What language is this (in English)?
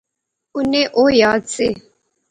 Pahari-Potwari